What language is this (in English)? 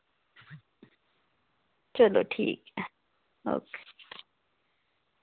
Dogri